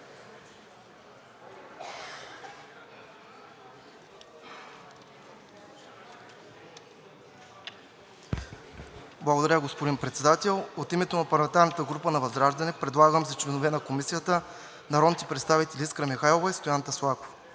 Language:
Bulgarian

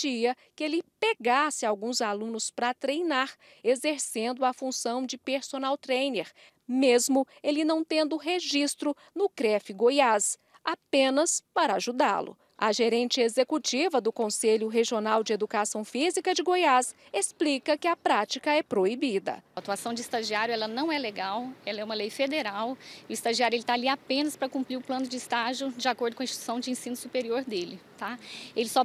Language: Portuguese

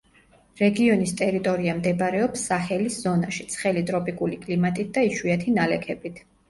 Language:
Georgian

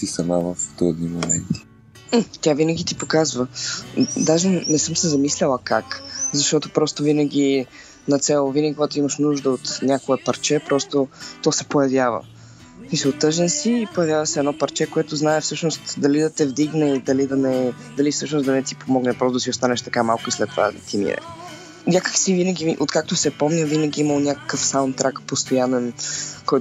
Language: Bulgarian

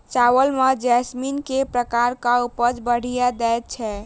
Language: Maithili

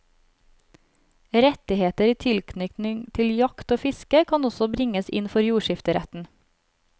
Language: Norwegian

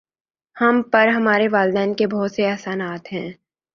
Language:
Urdu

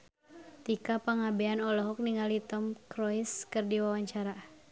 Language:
Sundanese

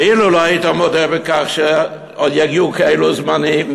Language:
Hebrew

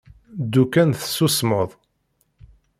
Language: Kabyle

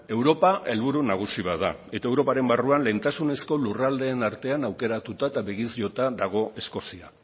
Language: Basque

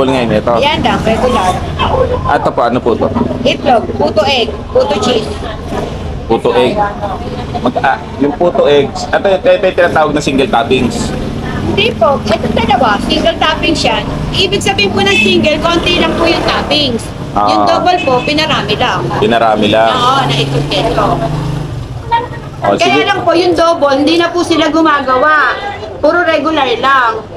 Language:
Filipino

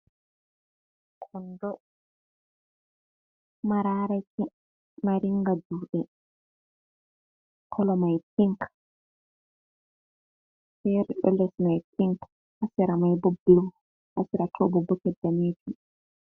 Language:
Fula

